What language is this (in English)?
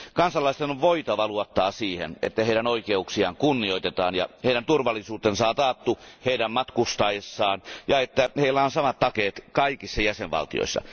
Finnish